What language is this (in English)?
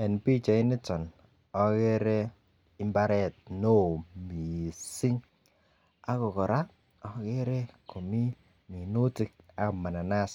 Kalenjin